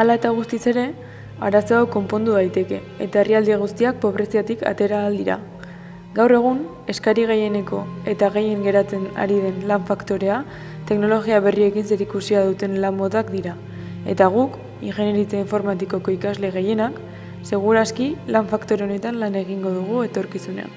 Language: Basque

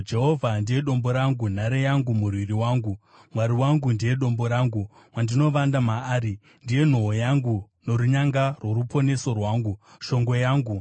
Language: Shona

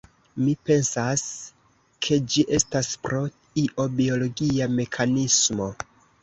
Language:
Esperanto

